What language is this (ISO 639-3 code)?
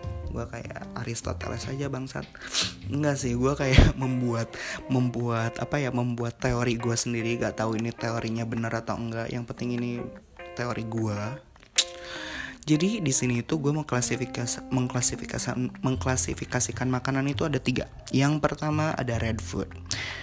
ind